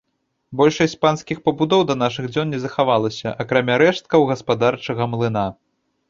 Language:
Belarusian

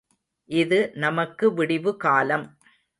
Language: Tamil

